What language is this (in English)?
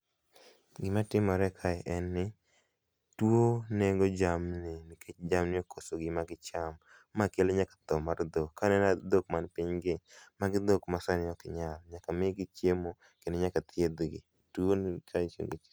Luo (Kenya and Tanzania)